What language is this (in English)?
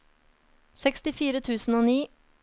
Norwegian